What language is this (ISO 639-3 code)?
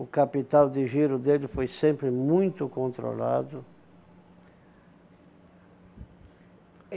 por